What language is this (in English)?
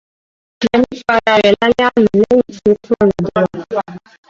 Yoruba